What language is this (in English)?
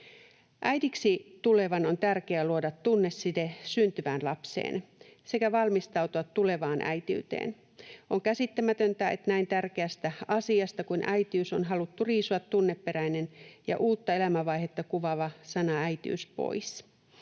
Finnish